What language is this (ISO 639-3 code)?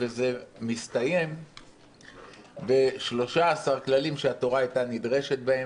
heb